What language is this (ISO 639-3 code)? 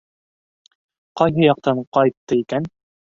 bak